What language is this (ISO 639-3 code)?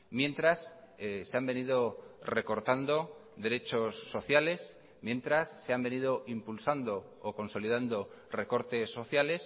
spa